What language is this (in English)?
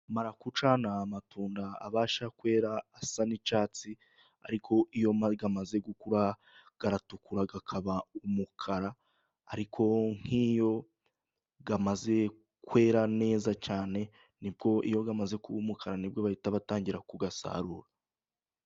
Kinyarwanda